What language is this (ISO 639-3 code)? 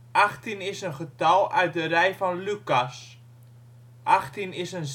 nld